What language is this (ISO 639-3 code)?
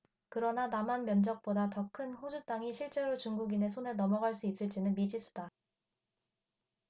kor